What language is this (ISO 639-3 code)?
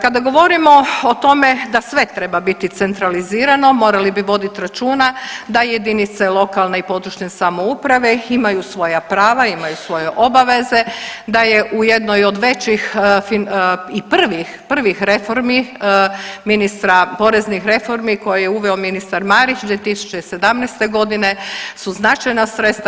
hrv